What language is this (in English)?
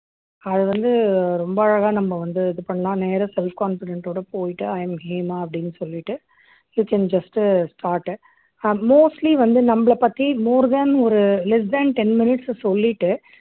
Tamil